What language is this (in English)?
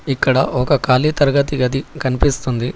Telugu